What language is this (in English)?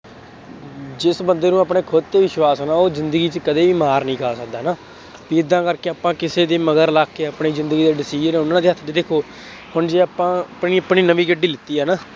Punjabi